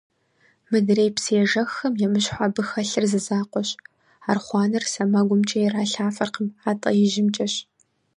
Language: Kabardian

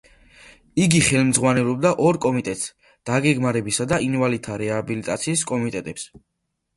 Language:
Georgian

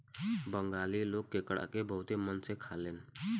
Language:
Bhojpuri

